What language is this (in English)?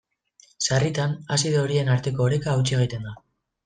Basque